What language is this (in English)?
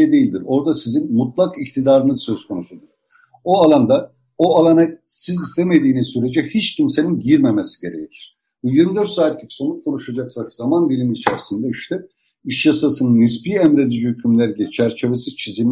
Turkish